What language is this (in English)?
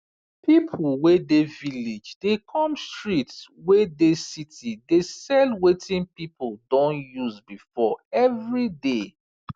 Nigerian Pidgin